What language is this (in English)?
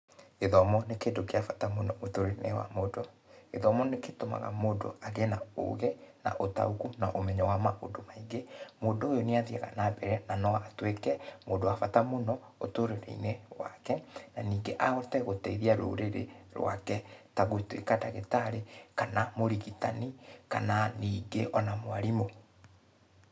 Kikuyu